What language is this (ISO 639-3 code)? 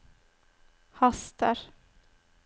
nor